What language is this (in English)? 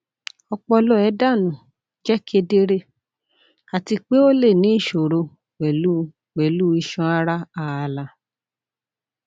Yoruba